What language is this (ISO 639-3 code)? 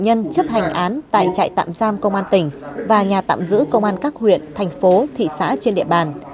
vie